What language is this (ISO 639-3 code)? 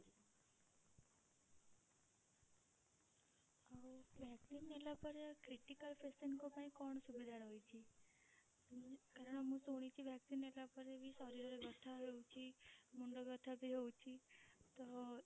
ori